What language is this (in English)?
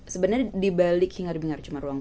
Indonesian